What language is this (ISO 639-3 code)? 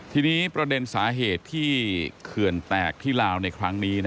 tha